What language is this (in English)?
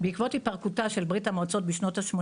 Hebrew